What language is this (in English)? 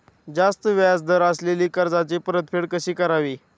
Marathi